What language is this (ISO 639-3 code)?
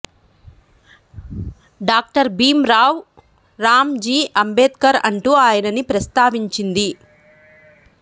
tel